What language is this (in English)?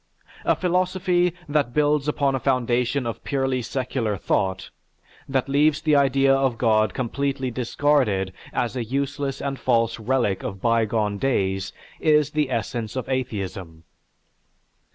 English